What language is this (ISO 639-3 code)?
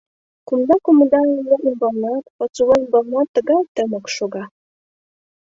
chm